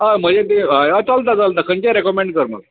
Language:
Konkani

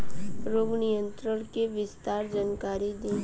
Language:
Bhojpuri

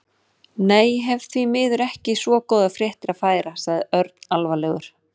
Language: Icelandic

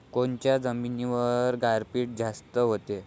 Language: Marathi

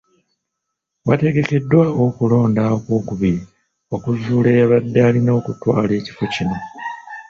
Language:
Ganda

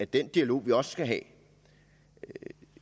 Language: Danish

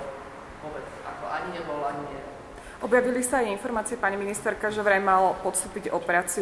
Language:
Slovak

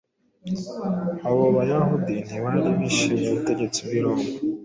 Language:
Kinyarwanda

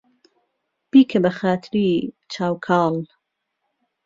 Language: Central Kurdish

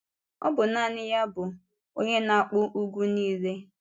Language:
Igbo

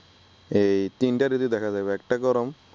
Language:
Bangla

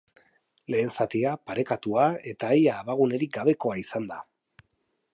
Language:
Basque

